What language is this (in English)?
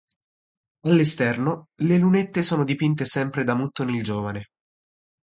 Italian